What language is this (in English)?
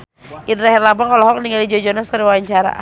Sundanese